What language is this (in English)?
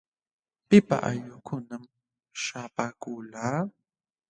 Jauja Wanca Quechua